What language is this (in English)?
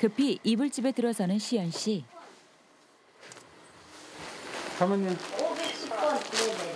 Korean